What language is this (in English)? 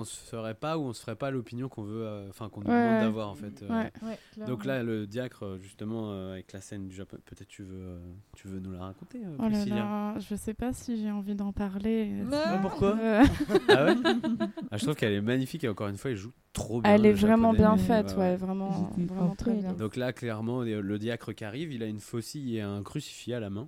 French